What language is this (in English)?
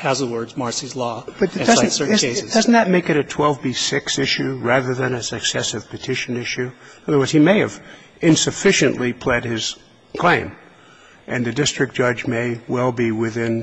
English